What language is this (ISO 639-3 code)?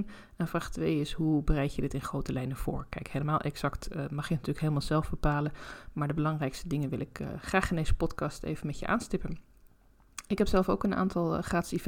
nld